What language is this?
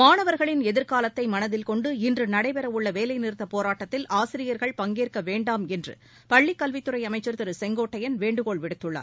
Tamil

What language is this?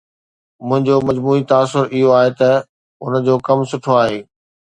Sindhi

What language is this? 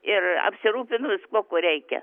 Lithuanian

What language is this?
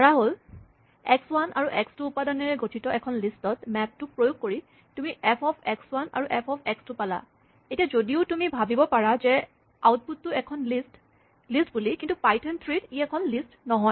Assamese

